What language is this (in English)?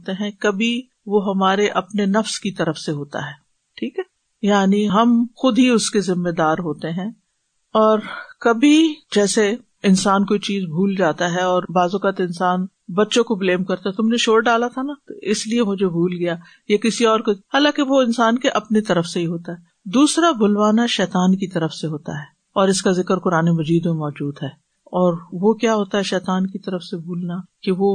Urdu